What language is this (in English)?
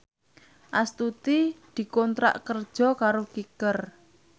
Javanese